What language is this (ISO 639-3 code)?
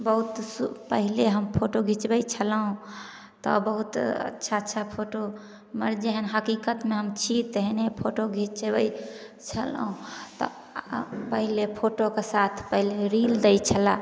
mai